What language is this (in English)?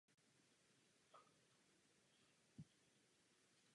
Czech